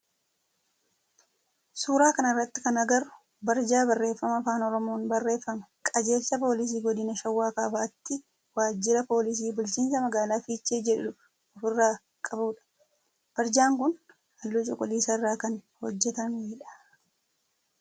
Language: Oromo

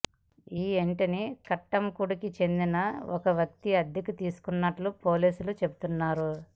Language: Telugu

